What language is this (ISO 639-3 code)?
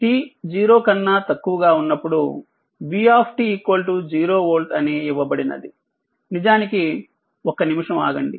tel